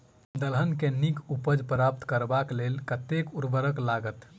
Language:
Maithili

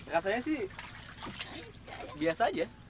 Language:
Indonesian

